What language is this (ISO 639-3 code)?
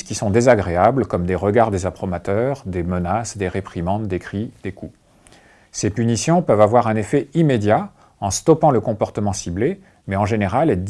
fra